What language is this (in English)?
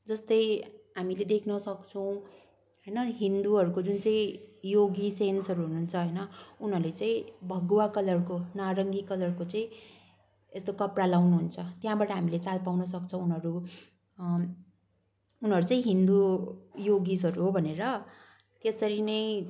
Nepali